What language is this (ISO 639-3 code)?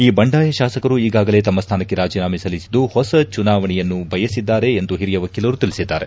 kan